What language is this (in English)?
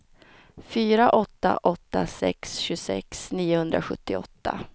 Swedish